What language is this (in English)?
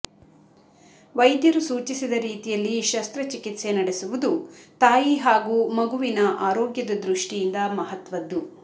Kannada